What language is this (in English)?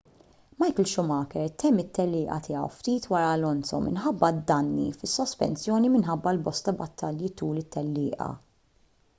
Maltese